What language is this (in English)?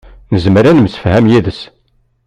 Kabyle